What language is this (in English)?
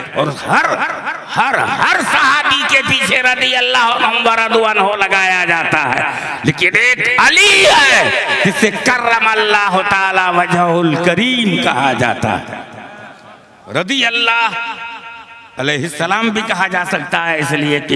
Hindi